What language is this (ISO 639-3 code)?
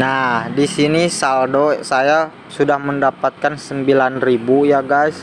ind